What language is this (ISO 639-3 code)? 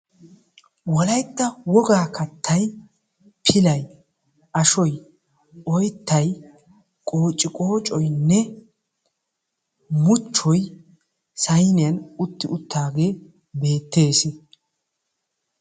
wal